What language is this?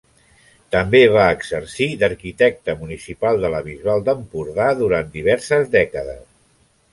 Catalan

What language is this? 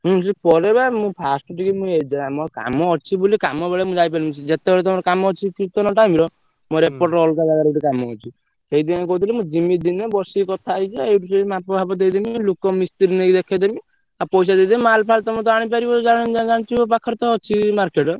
Odia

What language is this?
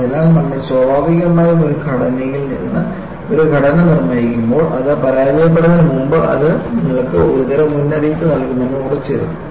Malayalam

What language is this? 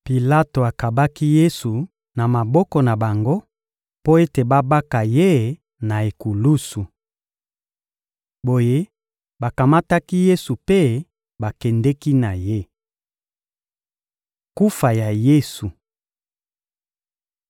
Lingala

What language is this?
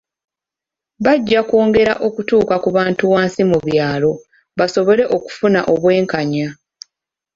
Ganda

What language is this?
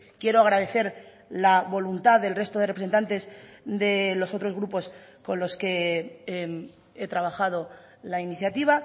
Spanish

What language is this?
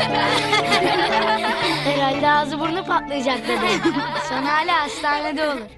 Turkish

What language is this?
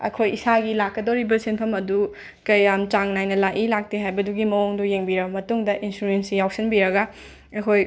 Manipuri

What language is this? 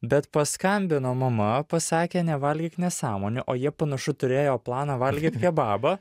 Lithuanian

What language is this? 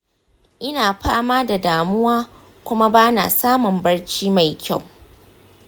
Hausa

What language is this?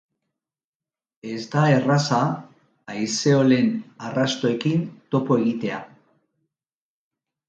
Basque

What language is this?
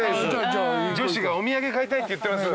Japanese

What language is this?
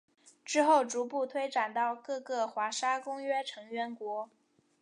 Chinese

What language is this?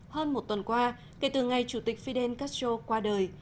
Vietnamese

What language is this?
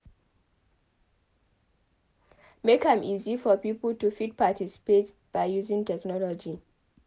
Nigerian Pidgin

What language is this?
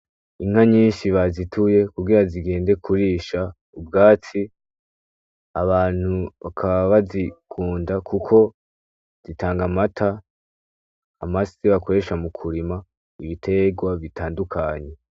Rundi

